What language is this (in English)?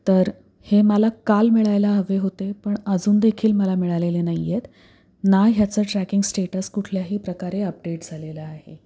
Marathi